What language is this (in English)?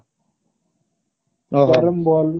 Odia